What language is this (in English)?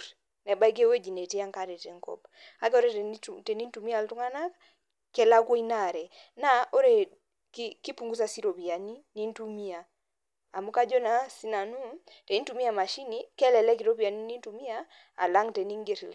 Masai